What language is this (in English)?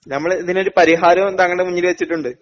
Malayalam